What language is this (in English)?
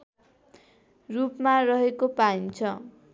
Nepali